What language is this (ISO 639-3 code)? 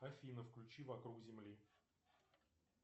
rus